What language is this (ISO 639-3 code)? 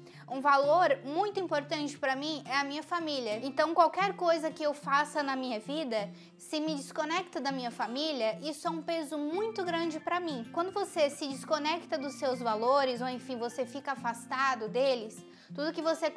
por